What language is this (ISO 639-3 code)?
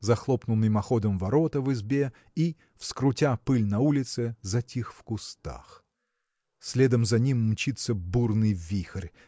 rus